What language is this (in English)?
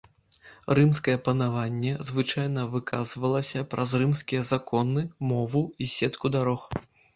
Belarusian